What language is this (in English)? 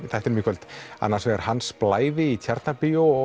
Icelandic